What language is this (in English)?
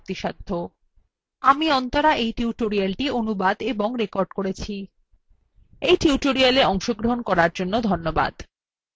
Bangla